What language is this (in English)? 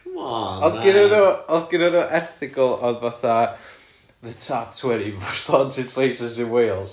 Welsh